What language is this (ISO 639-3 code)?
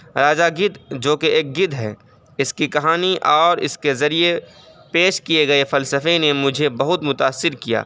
urd